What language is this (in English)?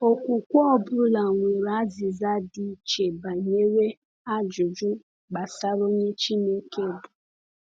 Igbo